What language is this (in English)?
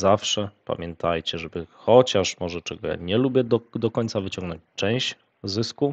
Polish